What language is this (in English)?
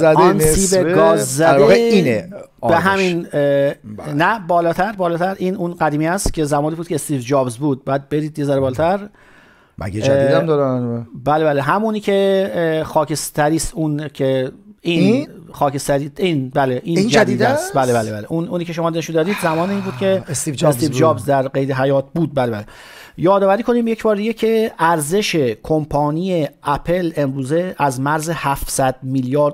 Persian